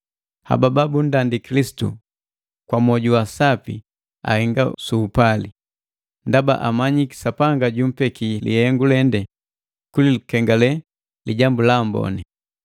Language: Matengo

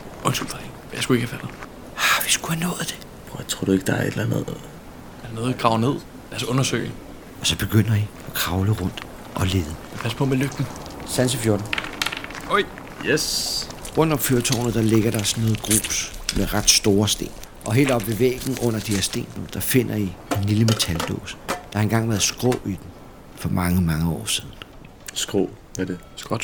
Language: Danish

